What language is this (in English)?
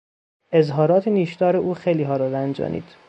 Persian